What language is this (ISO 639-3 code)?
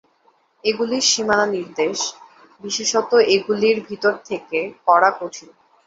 ben